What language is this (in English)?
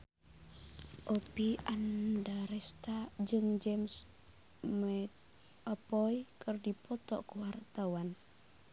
Sundanese